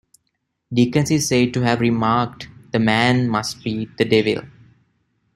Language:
English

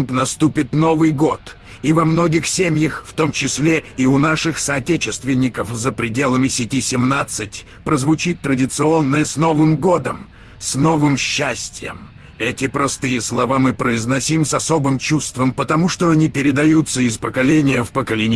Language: Russian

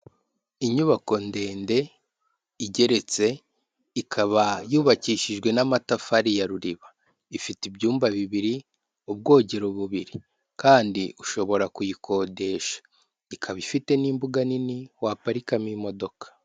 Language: Kinyarwanda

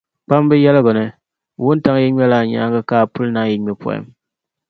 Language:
Dagbani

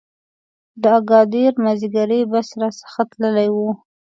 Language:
Pashto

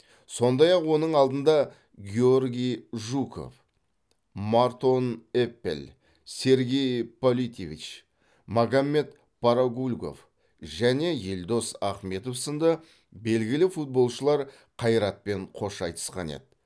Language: Kazakh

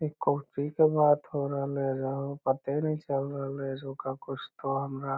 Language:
Magahi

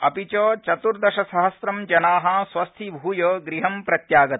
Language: Sanskrit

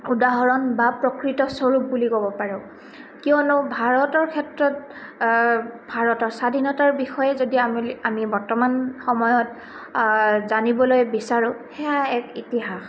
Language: Assamese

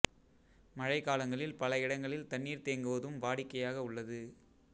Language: Tamil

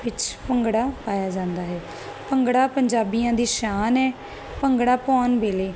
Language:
Punjabi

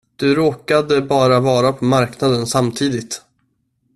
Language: Swedish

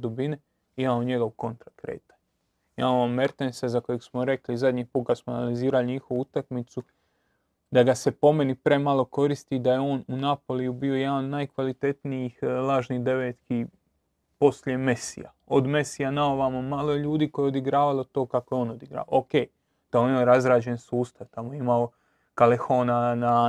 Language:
Croatian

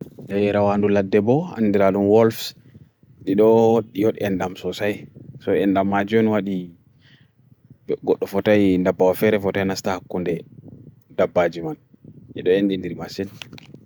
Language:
Bagirmi Fulfulde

